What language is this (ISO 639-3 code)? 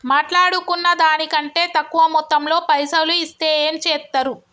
tel